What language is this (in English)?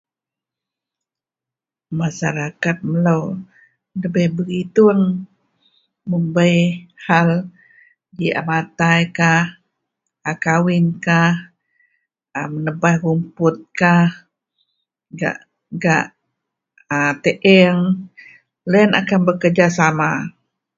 Central Melanau